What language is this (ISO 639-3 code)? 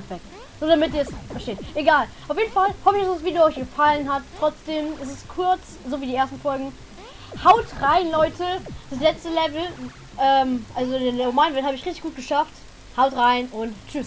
deu